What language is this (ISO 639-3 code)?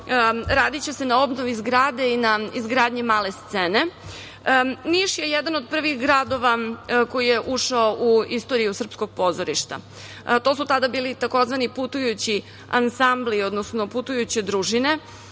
srp